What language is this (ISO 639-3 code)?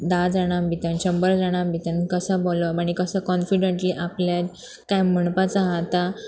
kok